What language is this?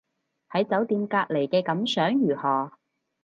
Cantonese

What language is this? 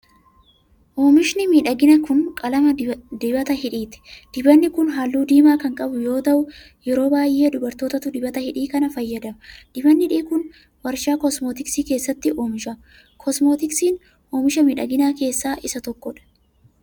Oromo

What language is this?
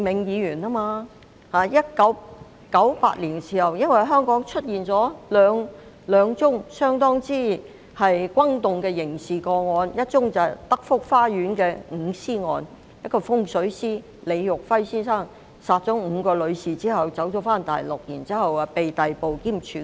Cantonese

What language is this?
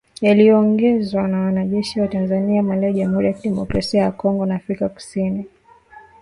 Swahili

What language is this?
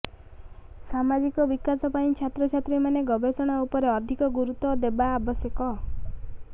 Odia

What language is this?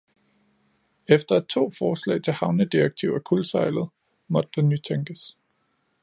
Danish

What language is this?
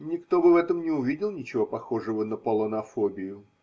Russian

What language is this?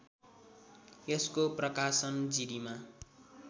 Nepali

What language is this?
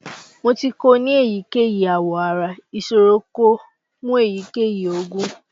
Yoruba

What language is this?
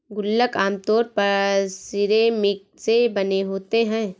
Hindi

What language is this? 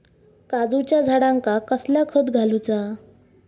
Marathi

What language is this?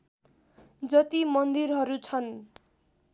Nepali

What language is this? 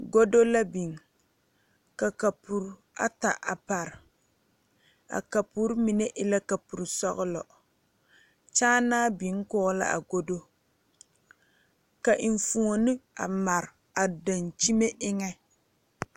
Southern Dagaare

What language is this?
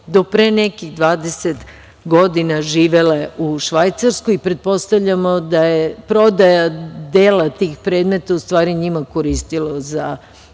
Serbian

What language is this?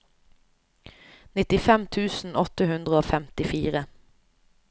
Norwegian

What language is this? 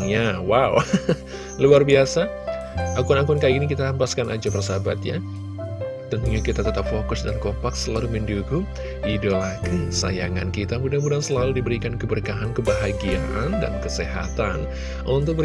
Indonesian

